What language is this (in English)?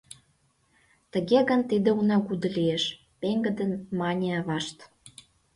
Mari